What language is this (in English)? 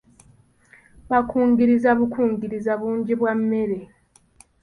Ganda